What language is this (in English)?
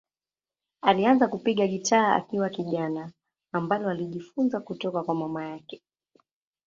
Swahili